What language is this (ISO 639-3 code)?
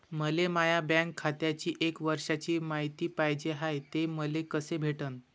mar